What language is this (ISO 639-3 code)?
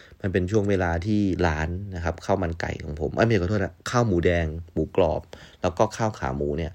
tha